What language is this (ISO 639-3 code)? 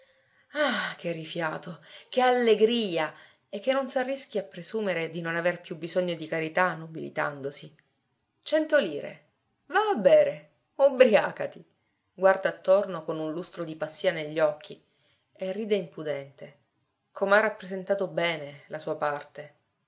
ita